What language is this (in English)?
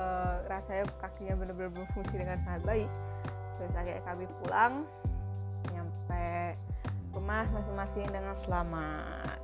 Indonesian